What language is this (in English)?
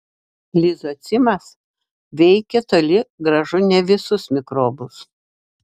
Lithuanian